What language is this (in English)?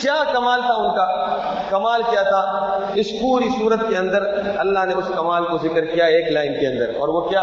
Urdu